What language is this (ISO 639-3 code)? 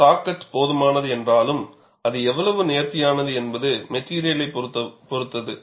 tam